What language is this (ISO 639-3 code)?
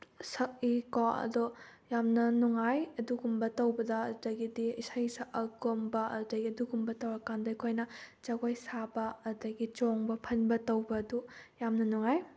mni